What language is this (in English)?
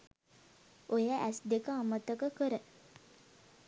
Sinhala